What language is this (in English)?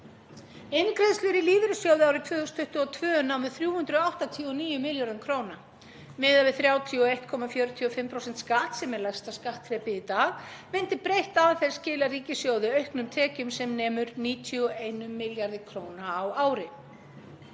Icelandic